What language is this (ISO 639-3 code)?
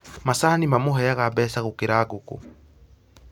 kik